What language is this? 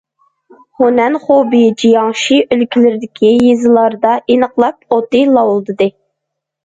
Uyghur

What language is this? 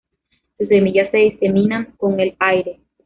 Spanish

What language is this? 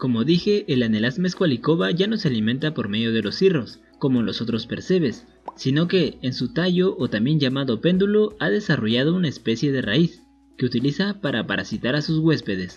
Spanish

